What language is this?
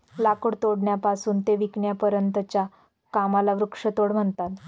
Marathi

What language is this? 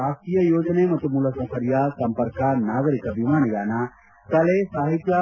Kannada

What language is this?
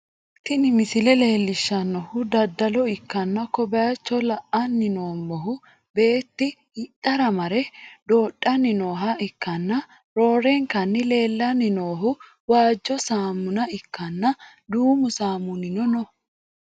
Sidamo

